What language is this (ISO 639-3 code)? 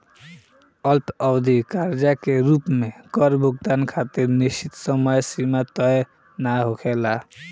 bho